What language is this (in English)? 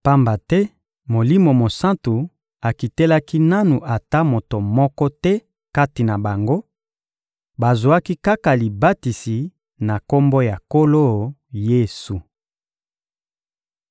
Lingala